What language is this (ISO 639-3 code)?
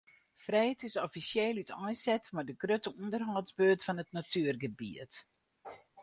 fry